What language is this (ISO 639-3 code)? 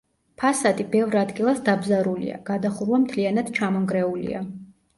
kat